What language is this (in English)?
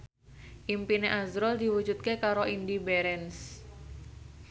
Javanese